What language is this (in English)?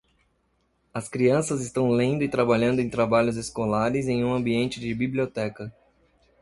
Portuguese